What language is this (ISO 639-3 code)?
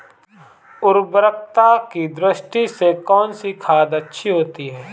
hin